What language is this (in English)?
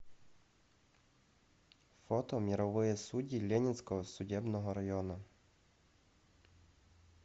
Russian